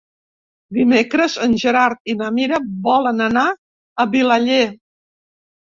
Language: Catalan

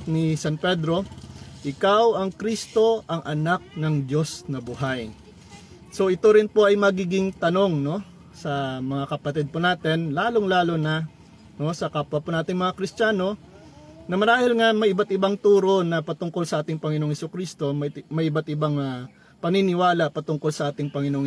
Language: Filipino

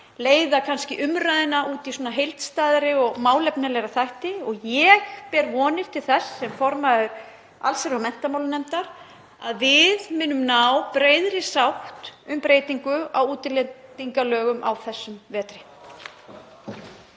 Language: Icelandic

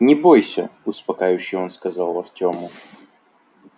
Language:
Russian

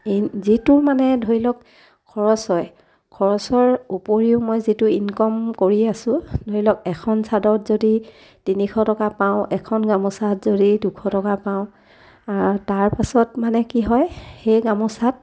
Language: Assamese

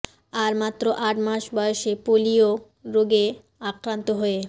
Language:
Bangla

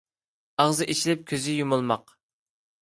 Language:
Uyghur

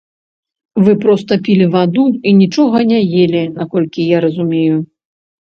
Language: Belarusian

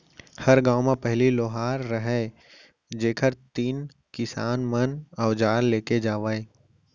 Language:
Chhattisgarhi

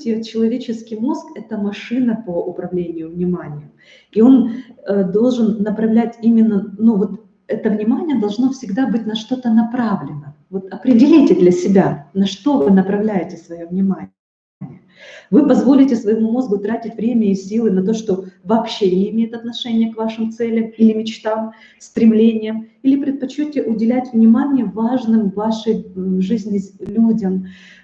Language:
Russian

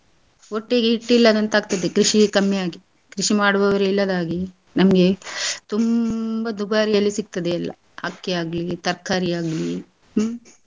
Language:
Kannada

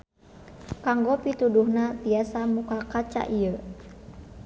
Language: Sundanese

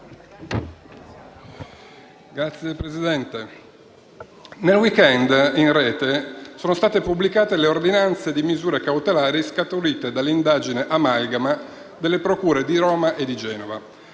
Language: Italian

